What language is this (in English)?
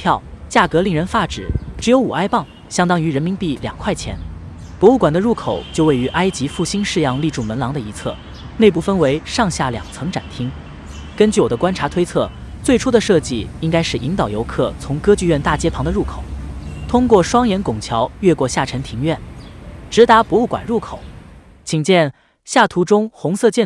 Chinese